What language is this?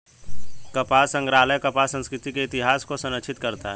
Hindi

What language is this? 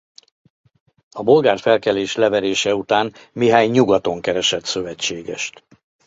Hungarian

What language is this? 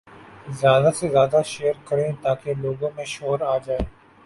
Urdu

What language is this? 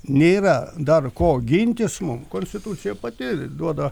Lithuanian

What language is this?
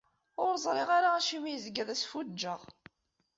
Kabyle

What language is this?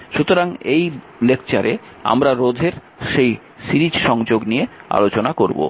Bangla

